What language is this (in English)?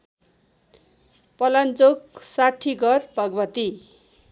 Nepali